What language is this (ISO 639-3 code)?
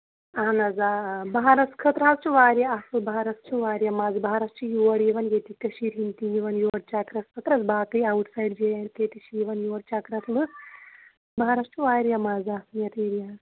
kas